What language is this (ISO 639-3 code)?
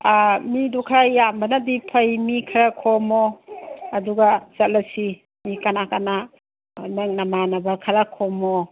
mni